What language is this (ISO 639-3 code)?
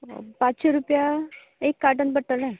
kok